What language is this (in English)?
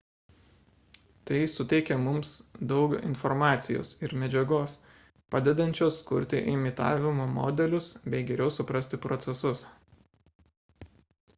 Lithuanian